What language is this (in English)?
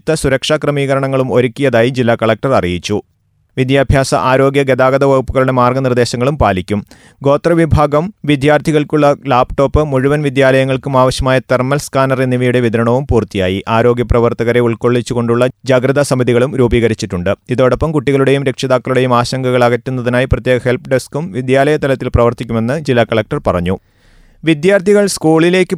Malayalam